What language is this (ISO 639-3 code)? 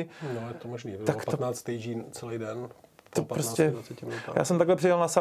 ces